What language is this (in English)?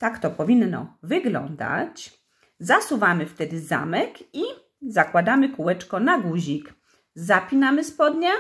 Polish